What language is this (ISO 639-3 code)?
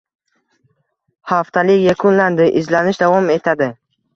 uzb